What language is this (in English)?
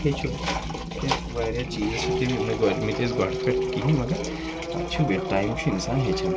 Kashmiri